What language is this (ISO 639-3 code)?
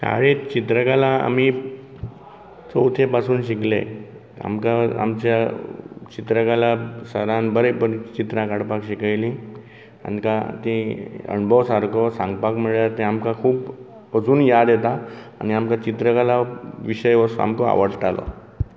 kok